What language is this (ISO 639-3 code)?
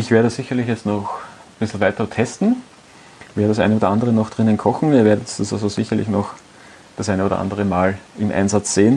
deu